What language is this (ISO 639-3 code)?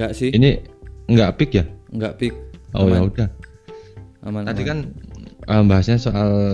ind